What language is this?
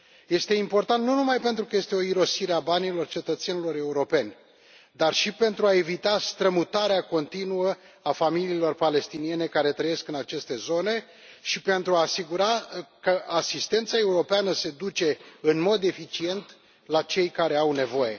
Romanian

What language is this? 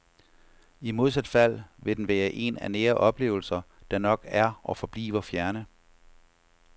Danish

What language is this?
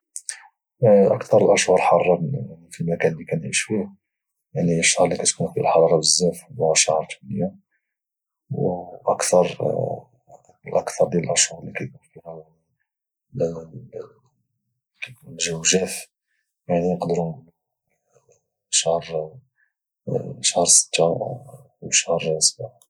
Moroccan Arabic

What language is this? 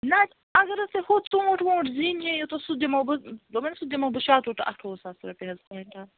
Kashmiri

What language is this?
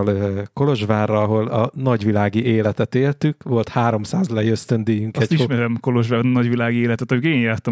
Hungarian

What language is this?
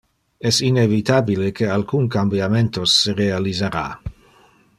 Interlingua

